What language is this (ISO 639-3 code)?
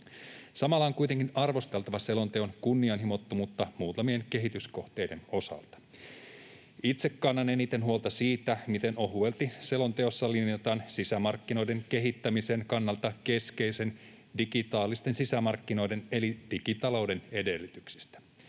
fin